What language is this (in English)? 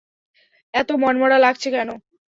Bangla